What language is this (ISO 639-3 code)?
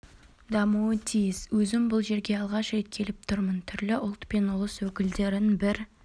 kaz